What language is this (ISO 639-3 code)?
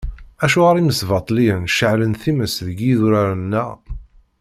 kab